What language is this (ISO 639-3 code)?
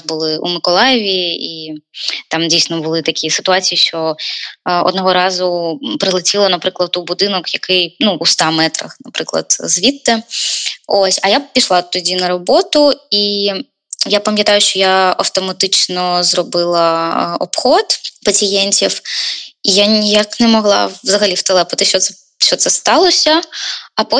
ukr